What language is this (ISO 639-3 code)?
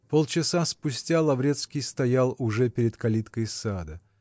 rus